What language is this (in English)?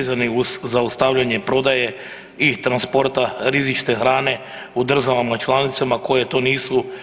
Croatian